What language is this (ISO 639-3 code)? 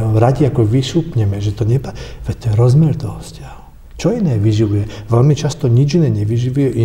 slk